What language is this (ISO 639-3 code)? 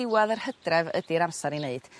cym